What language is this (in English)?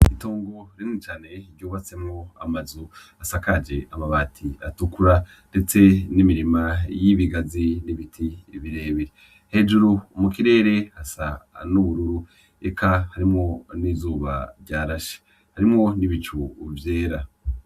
Rundi